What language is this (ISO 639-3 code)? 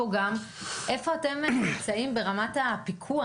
heb